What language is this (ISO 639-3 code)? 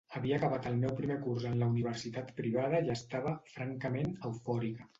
cat